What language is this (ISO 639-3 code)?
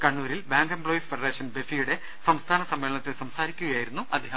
mal